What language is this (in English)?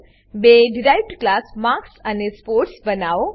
Gujarati